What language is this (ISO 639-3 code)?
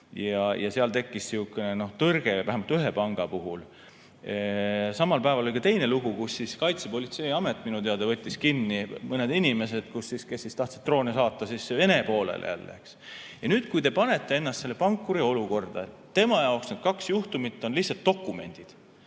est